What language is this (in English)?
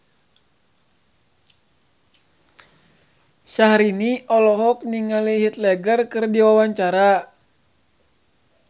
Sundanese